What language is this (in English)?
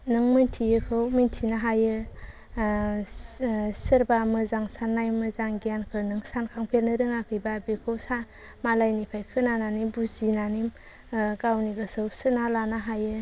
Bodo